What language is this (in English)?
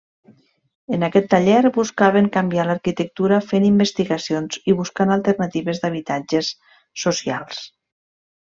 Catalan